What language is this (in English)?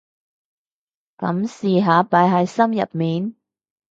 Cantonese